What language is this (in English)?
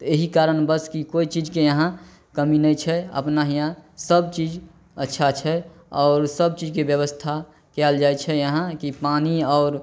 Maithili